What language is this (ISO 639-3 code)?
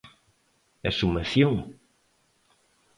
glg